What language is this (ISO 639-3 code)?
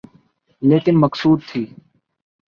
urd